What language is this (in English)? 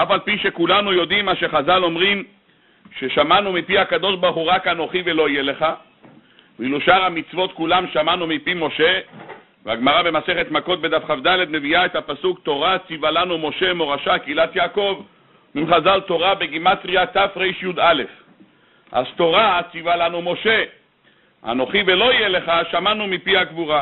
Hebrew